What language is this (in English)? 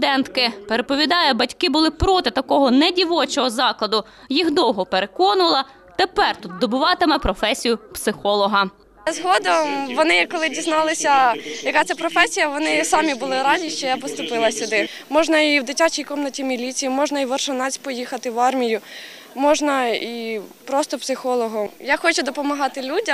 Ukrainian